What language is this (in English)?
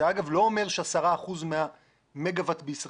Hebrew